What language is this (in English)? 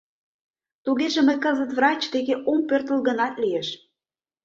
Mari